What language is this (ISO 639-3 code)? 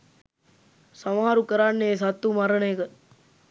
sin